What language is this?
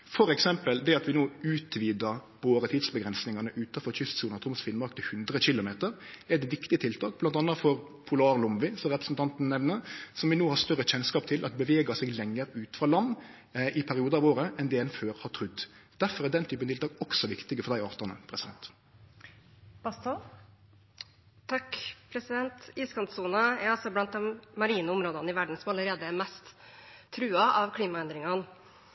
Norwegian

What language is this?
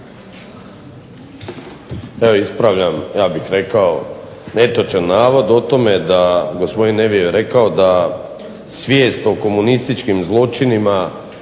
Croatian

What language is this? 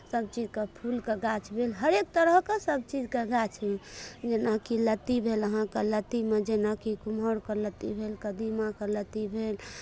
Maithili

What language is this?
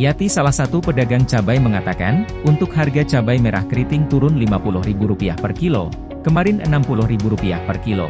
Indonesian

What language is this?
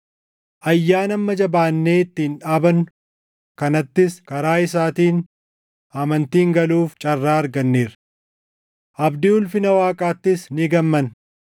Oromo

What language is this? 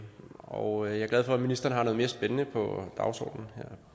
Danish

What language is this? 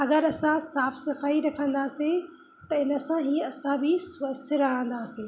Sindhi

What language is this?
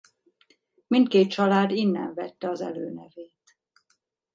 Hungarian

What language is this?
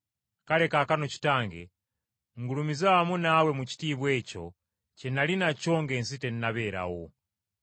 Ganda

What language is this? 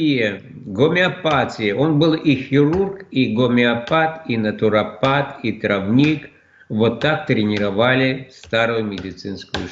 Russian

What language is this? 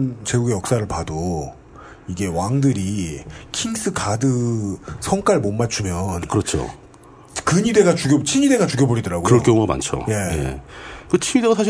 Korean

